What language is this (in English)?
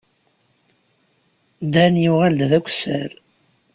Kabyle